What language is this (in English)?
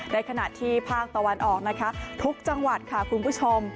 Thai